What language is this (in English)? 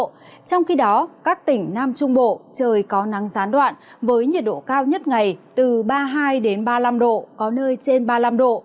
Vietnamese